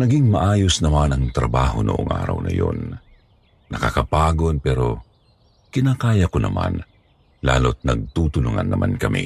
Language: Filipino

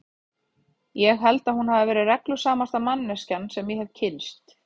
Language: Icelandic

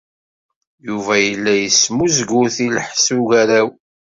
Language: Kabyle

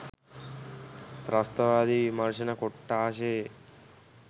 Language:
Sinhala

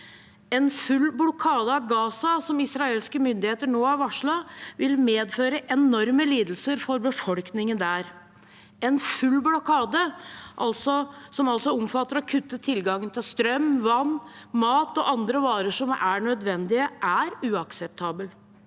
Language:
Norwegian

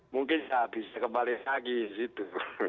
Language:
Indonesian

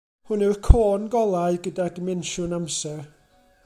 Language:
Welsh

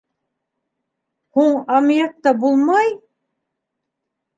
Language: Bashkir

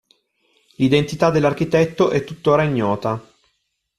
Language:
Italian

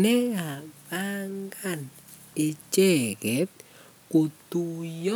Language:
Kalenjin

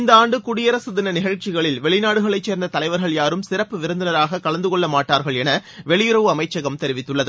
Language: Tamil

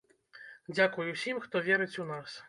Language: Belarusian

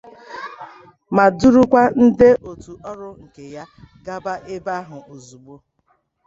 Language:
Igbo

